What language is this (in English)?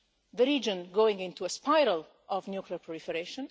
English